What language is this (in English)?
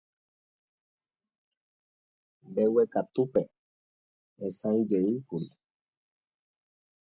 Guarani